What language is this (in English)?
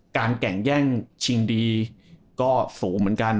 Thai